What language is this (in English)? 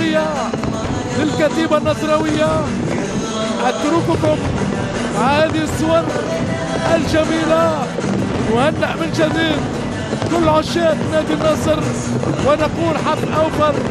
Arabic